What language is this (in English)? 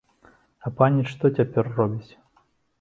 Belarusian